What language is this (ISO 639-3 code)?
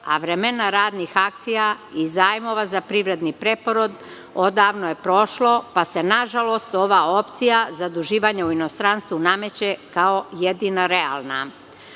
srp